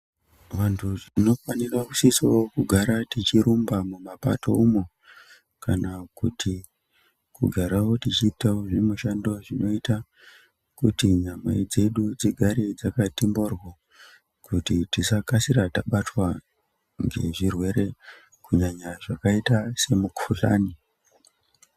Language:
Ndau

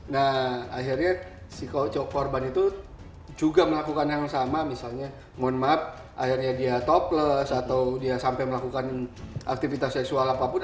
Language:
Indonesian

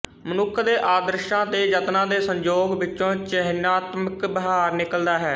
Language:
Punjabi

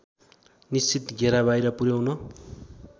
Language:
Nepali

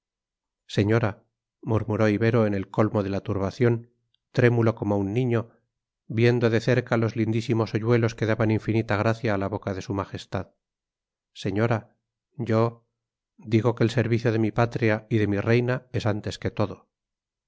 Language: Spanish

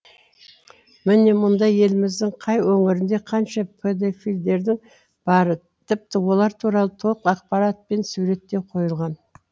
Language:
Kazakh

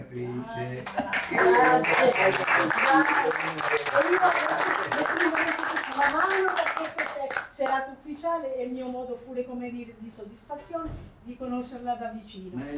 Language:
Italian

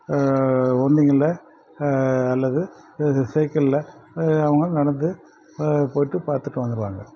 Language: Tamil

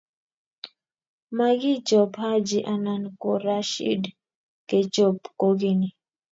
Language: Kalenjin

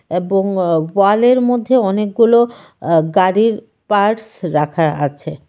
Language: Bangla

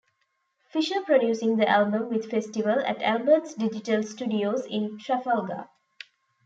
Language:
English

